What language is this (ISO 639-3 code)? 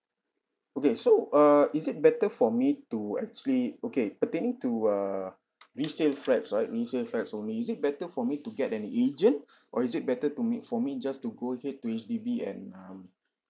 eng